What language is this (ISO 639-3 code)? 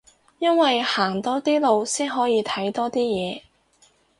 yue